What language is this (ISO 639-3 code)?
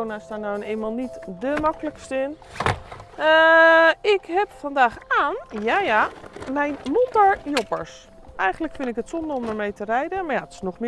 nld